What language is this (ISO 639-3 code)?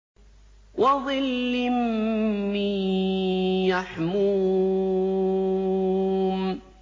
ara